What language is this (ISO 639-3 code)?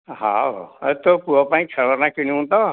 ori